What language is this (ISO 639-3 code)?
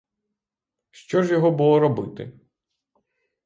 ukr